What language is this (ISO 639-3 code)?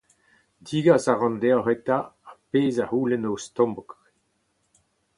bre